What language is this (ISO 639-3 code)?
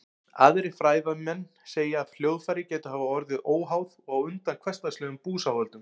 isl